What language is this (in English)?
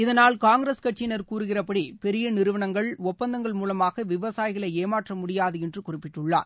Tamil